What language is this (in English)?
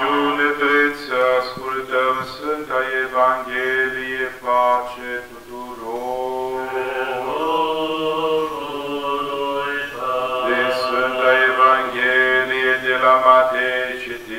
Romanian